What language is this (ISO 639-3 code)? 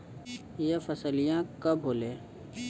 bho